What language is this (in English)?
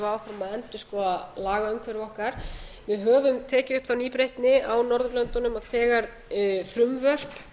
Icelandic